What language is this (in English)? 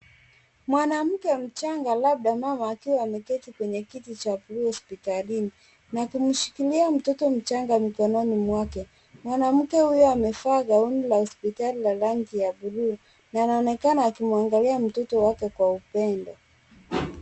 Swahili